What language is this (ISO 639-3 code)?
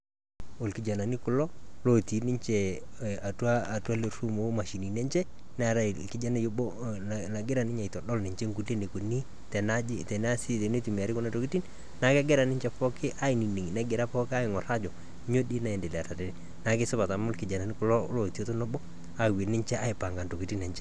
mas